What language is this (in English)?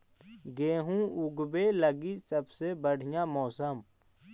Magahi